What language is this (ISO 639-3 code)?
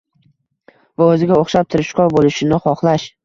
uzb